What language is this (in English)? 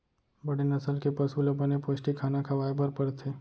Chhattisgarhi